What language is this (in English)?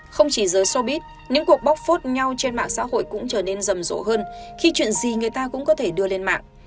Vietnamese